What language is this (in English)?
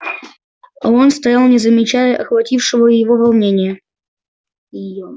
Russian